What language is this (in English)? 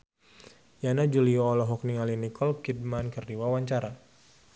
Sundanese